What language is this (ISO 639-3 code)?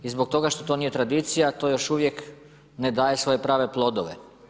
hrv